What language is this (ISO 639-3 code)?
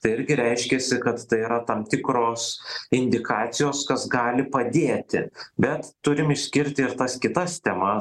lit